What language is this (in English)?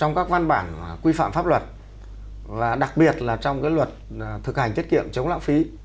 Vietnamese